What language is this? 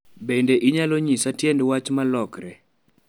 Luo (Kenya and Tanzania)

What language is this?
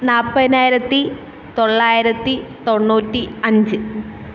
Malayalam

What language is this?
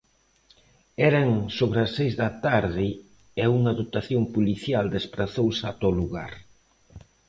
Galician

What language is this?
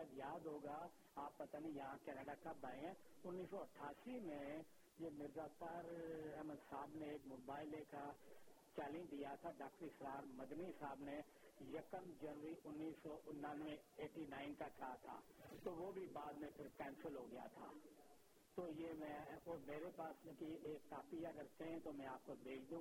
Urdu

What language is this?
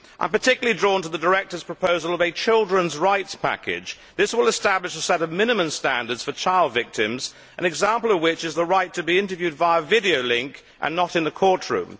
English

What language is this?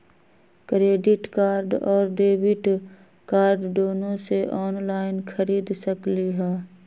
Magahi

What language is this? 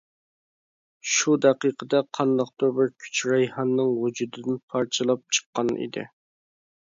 Uyghur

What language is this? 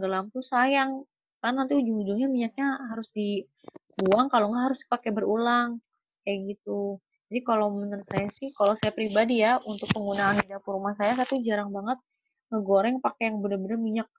Indonesian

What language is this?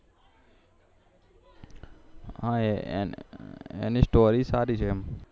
Gujarati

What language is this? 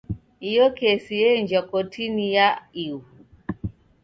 Taita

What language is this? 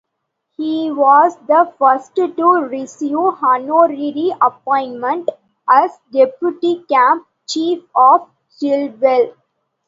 English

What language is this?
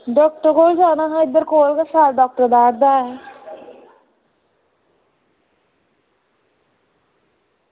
Dogri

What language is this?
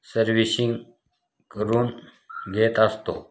Marathi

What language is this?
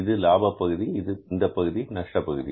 Tamil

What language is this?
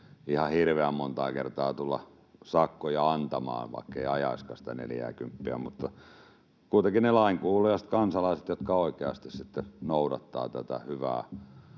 Finnish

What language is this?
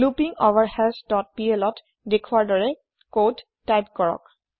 Assamese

